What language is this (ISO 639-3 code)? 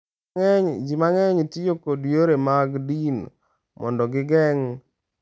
luo